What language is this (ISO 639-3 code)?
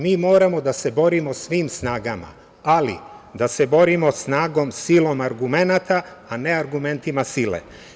srp